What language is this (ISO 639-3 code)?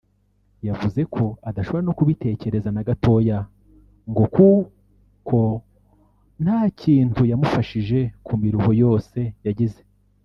kin